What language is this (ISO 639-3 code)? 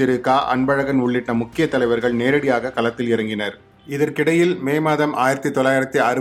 tam